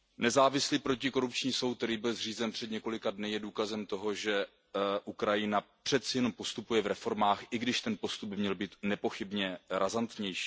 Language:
Czech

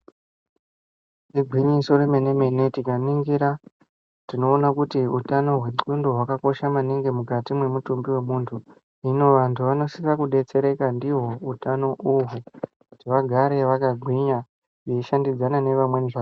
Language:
Ndau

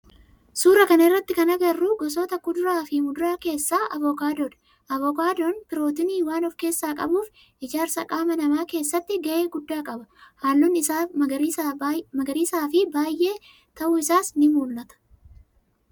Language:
Oromo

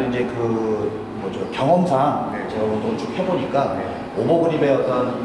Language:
Korean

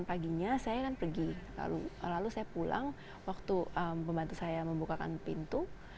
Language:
Indonesian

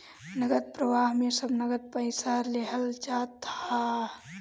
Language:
Bhojpuri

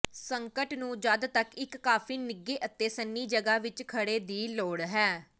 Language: Punjabi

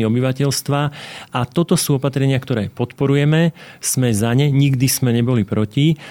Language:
Slovak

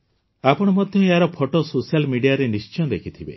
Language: Odia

